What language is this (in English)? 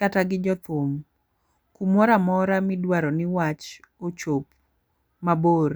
Luo (Kenya and Tanzania)